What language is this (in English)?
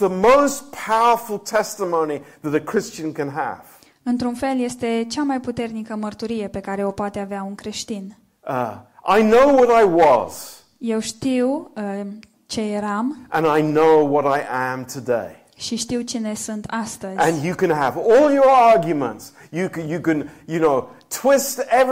Romanian